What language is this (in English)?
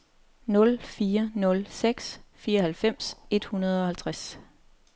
Danish